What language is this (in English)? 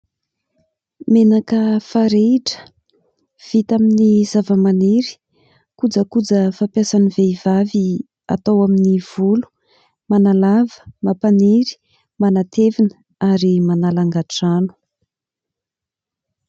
Malagasy